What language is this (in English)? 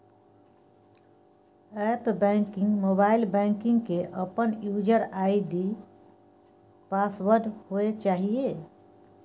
Maithili